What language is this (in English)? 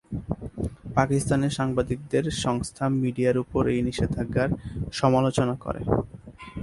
Bangla